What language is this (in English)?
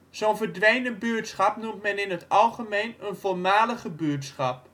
Dutch